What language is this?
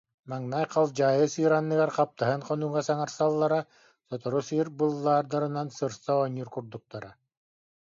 Yakut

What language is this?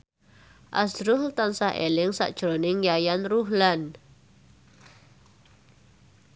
Javanese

